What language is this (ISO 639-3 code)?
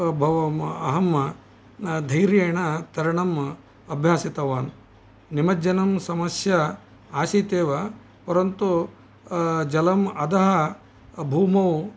san